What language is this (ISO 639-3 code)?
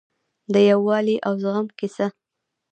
pus